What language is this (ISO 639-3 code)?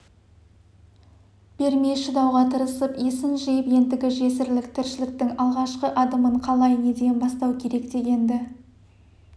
kaz